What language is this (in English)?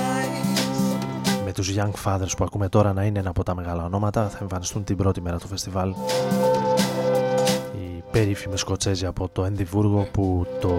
Greek